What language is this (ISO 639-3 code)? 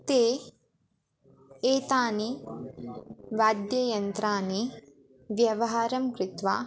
san